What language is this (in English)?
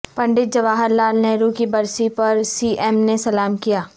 Urdu